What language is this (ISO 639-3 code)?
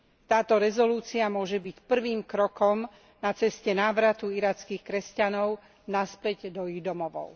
slk